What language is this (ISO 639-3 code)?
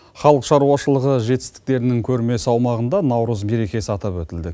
kaz